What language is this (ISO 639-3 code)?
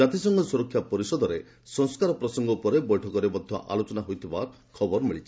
ori